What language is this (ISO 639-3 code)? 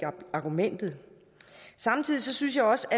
dan